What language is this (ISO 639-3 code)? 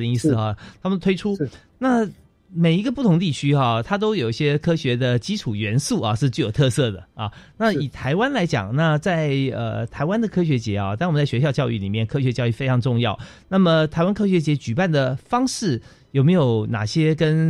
zho